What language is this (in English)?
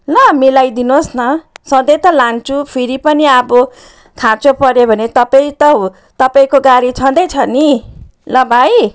Nepali